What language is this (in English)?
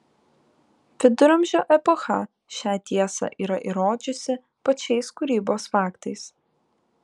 Lithuanian